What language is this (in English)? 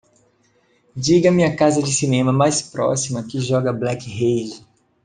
Portuguese